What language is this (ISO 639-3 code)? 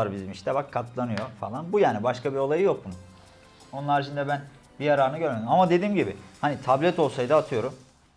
tur